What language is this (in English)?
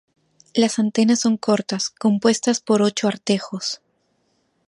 Spanish